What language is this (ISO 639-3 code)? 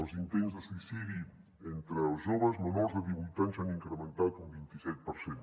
cat